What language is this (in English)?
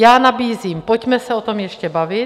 Czech